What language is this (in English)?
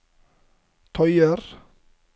Norwegian